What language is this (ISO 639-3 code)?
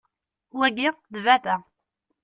kab